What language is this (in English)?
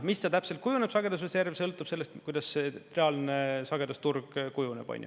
Estonian